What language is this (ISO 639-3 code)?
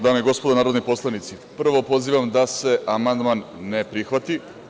srp